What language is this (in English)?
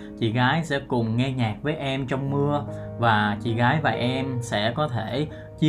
Vietnamese